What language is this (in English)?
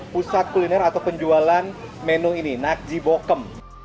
Indonesian